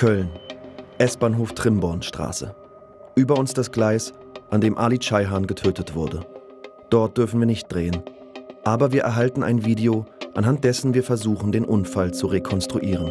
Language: German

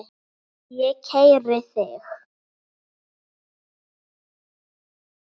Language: Icelandic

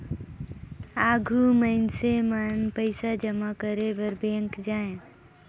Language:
Chhattisgarhi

